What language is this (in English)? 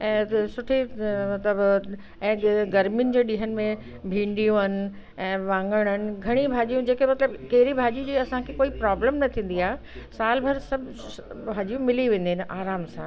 Sindhi